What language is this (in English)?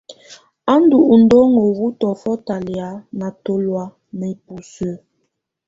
Tunen